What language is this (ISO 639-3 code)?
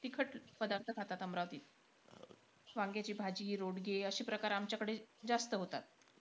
mar